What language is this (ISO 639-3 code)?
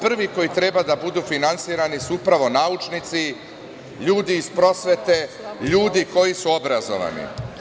srp